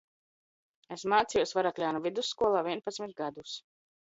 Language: Latvian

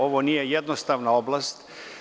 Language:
Serbian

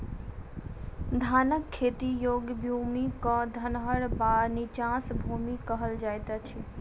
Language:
Maithili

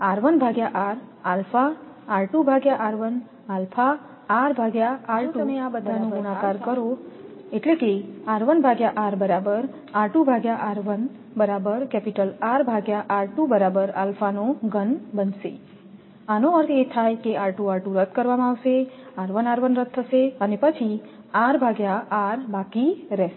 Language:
Gujarati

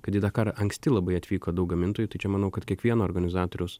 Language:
Lithuanian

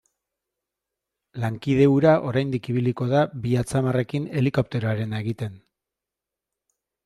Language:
Basque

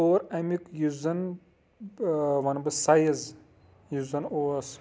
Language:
Kashmiri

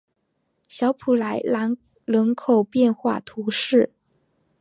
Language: Chinese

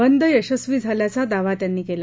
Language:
Marathi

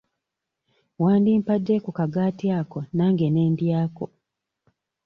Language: Ganda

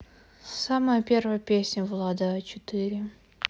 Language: Russian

